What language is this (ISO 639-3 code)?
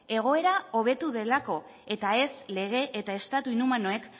eus